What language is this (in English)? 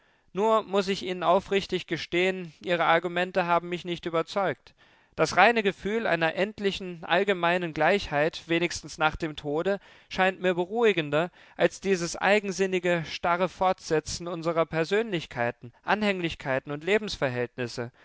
German